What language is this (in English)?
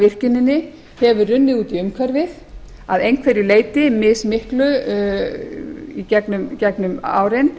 Icelandic